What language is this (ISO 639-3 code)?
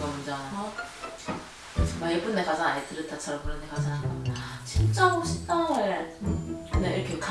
kor